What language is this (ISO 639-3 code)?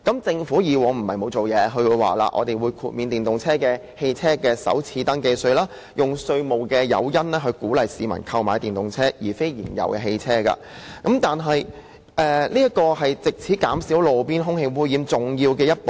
yue